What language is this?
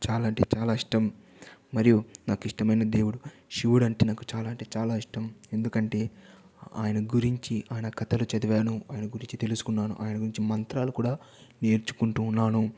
Telugu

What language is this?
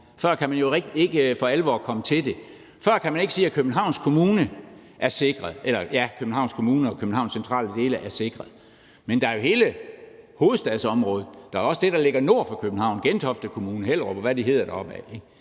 Danish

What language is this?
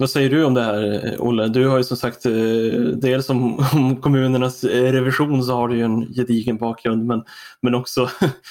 Swedish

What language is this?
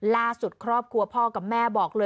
Thai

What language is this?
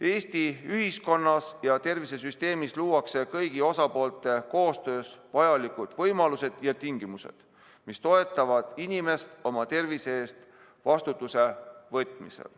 Estonian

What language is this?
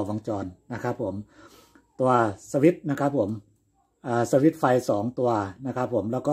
Thai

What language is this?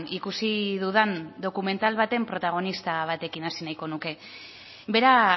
Basque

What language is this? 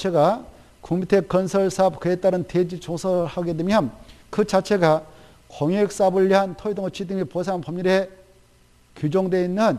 Korean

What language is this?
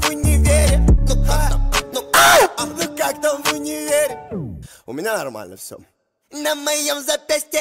Polish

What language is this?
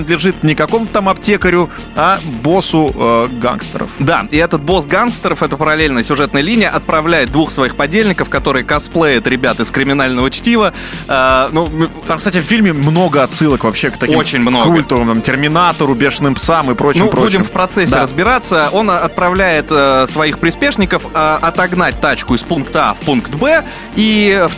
Russian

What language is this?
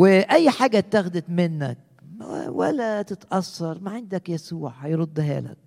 Arabic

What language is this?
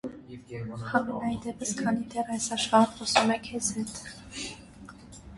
Armenian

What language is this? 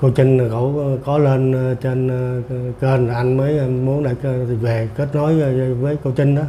Vietnamese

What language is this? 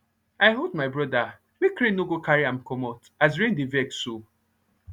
Nigerian Pidgin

